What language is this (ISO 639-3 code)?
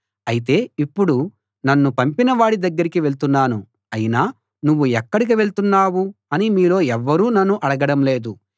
tel